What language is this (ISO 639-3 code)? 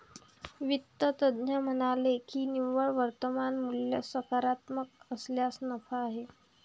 mar